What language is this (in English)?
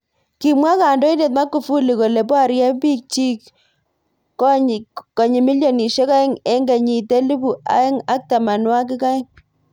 Kalenjin